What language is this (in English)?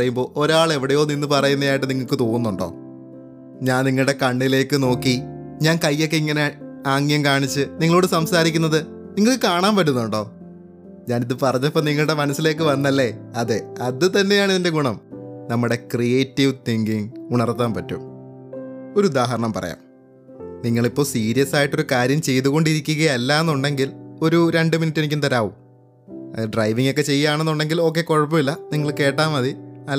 Malayalam